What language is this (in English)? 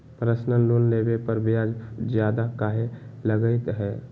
Magahi